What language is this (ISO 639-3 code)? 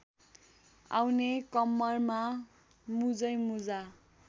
nep